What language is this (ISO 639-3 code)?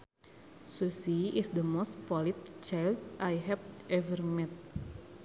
sun